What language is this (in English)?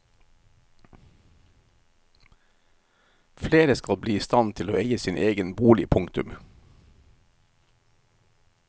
Norwegian